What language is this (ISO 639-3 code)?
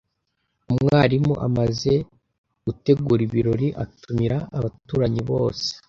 kin